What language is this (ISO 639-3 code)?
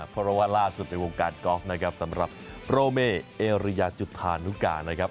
tha